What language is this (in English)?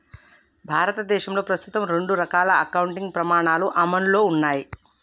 Telugu